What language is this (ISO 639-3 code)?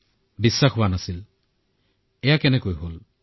asm